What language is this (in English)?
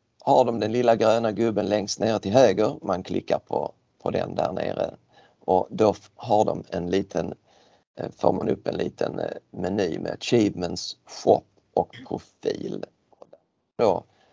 Swedish